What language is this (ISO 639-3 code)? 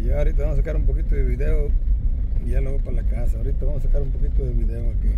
spa